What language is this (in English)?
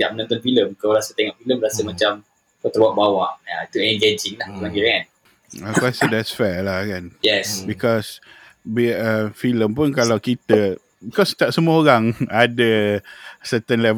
Malay